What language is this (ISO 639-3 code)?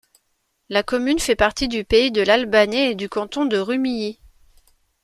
fra